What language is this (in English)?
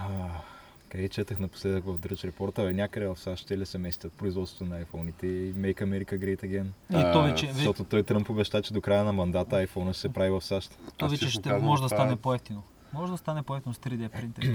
Bulgarian